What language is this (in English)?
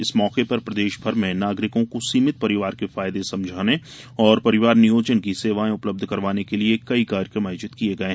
Hindi